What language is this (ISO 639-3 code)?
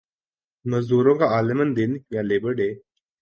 urd